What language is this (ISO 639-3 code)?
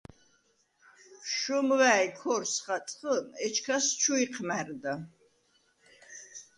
sva